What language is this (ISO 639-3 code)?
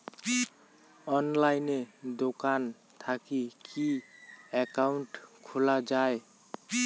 ben